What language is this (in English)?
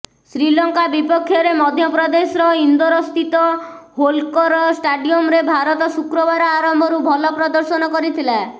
Odia